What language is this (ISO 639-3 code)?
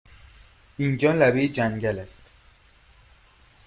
fas